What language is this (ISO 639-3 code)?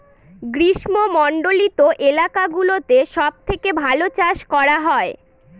ben